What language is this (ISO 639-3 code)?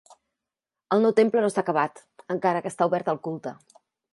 cat